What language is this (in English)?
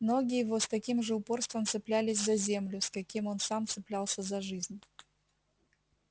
Russian